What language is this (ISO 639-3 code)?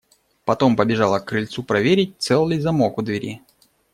rus